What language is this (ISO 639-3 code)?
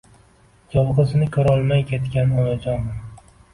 uzb